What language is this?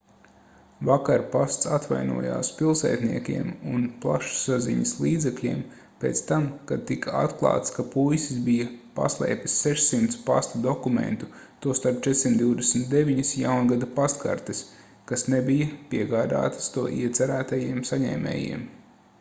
Latvian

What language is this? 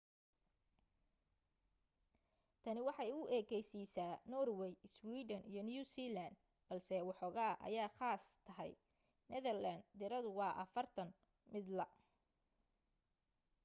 Somali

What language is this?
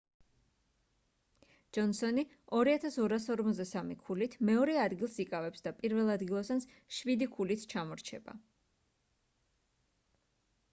Georgian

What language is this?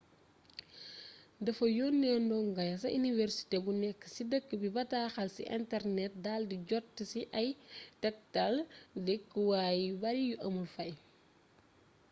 Wolof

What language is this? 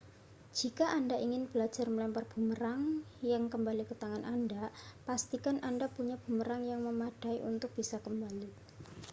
Indonesian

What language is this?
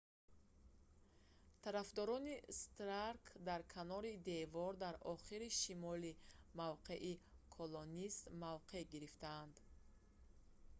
Tajik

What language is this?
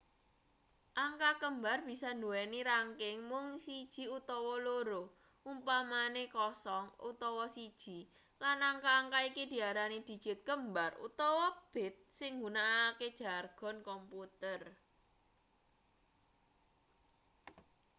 Javanese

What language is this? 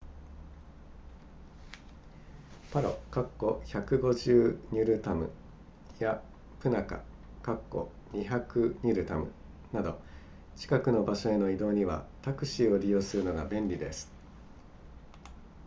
Japanese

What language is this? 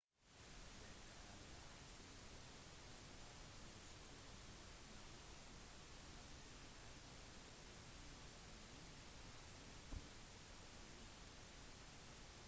Norwegian Bokmål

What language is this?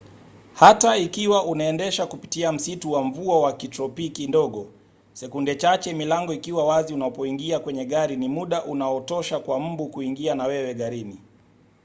Swahili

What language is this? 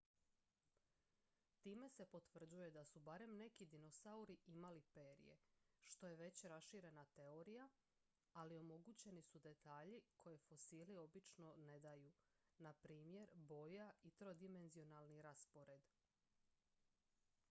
Croatian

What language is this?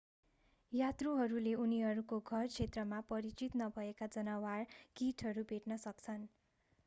Nepali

